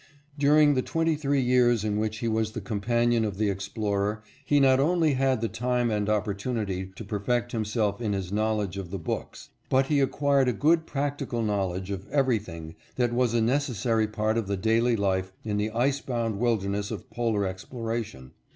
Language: English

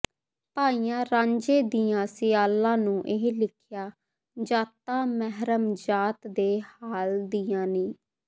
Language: Punjabi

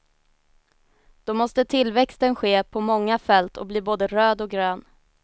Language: Swedish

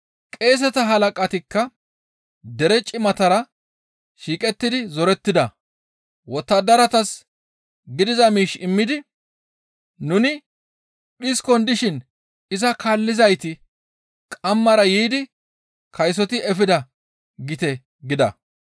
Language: Gamo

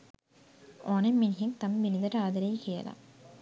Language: Sinhala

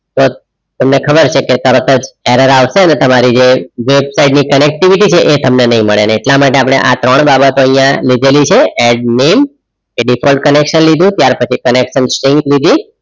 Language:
Gujarati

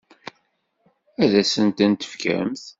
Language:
Kabyle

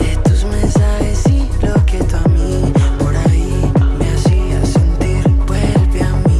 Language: Spanish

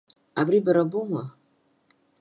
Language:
Abkhazian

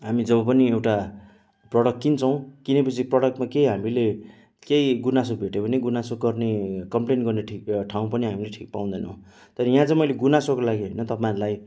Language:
Nepali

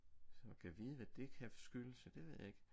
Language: Danish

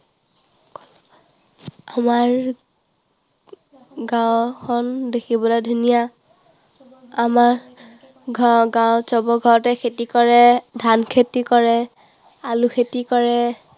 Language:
Assamese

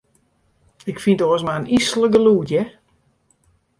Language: Western Frisian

